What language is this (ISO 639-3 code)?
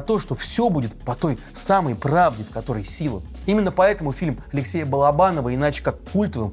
rus